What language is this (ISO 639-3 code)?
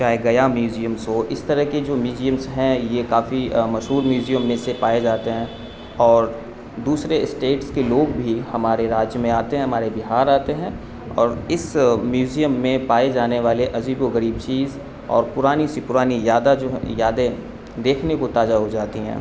urd